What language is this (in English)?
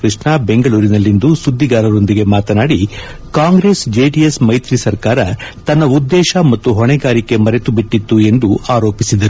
Kannada